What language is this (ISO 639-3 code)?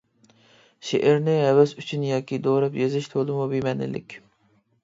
uig